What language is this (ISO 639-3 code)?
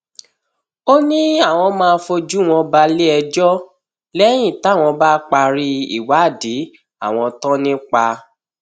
yor